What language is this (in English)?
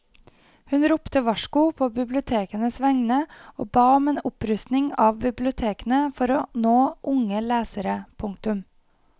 Norwegian